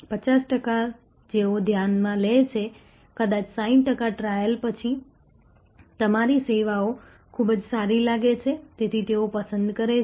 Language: Gujarati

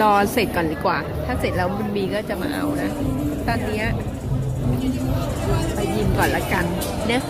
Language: Thai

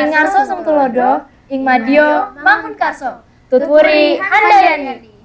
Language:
Indonesian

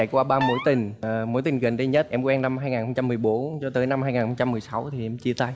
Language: Vietnamese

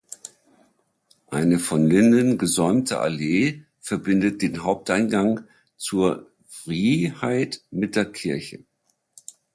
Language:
German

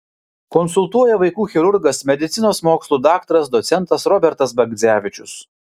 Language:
Lithuanian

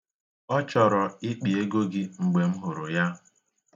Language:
Igbo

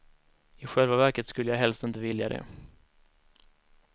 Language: Swedish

